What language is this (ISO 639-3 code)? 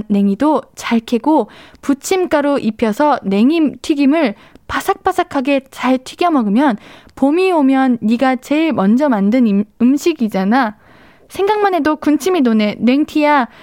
kor